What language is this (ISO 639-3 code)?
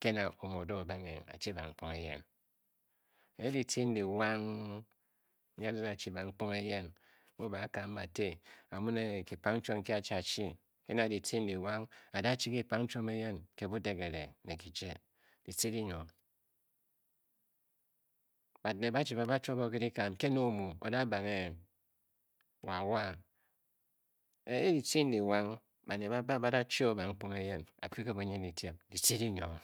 bky